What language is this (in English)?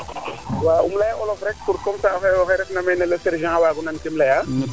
Serer